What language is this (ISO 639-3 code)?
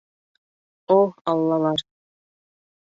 bak